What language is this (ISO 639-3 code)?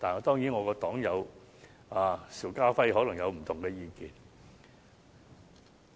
yue